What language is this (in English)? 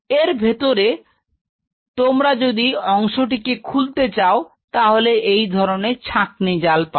Bangla